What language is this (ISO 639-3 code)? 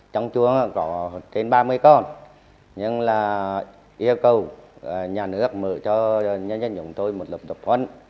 vie